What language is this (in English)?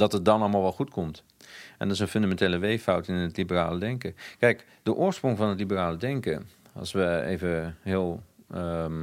Dutch